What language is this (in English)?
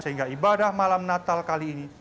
Indonesian